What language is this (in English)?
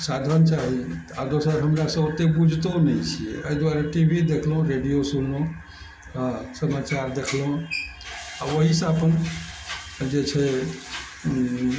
Maithili